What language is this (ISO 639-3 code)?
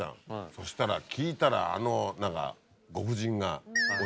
jpn